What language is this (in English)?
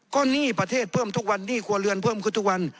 Thai